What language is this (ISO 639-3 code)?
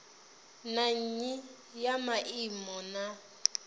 ven